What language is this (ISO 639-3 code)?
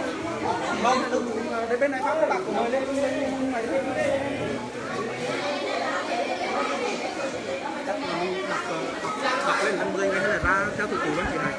vie